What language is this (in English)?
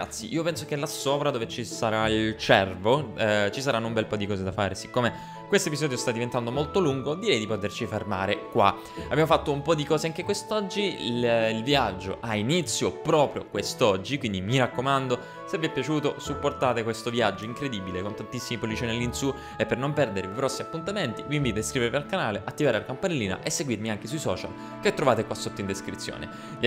Italian